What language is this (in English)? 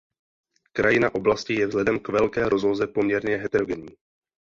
Czech